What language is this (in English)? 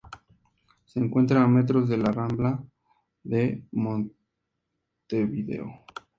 Spanish